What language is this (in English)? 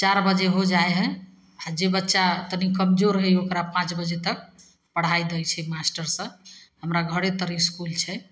Maithili